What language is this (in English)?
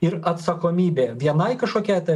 Lithuanian